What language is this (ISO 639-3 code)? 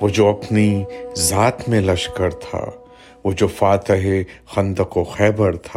urd